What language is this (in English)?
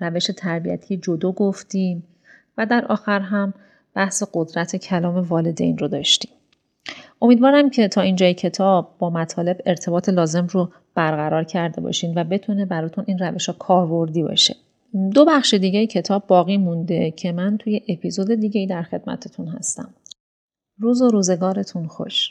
Persian